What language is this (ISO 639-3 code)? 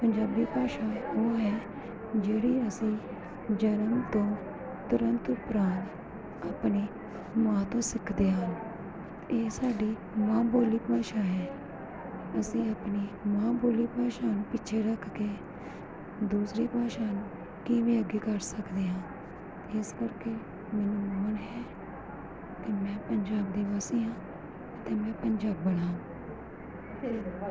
pan